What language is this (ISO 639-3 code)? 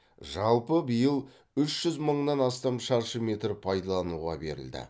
kaz